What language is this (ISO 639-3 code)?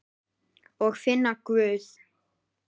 isl